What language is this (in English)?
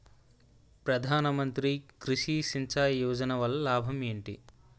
Telugu